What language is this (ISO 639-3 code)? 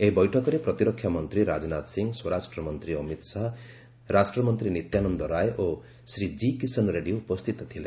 ori